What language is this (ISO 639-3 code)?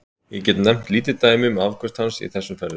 isl